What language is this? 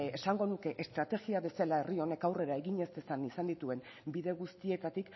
Basque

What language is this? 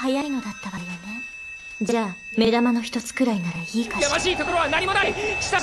Japanese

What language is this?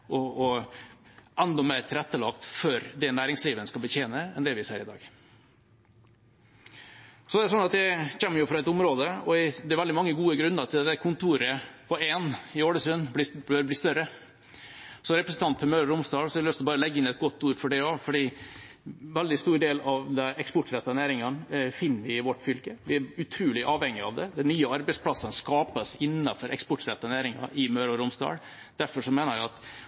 Norwegian Bokmål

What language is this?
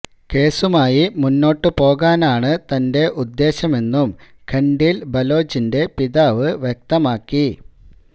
Malayalam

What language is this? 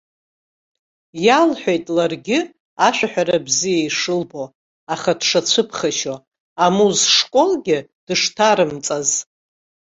Abkhazian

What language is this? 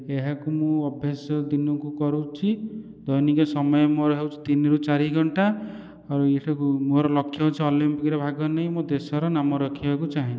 Odia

